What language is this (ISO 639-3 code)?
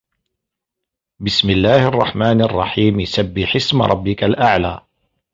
ara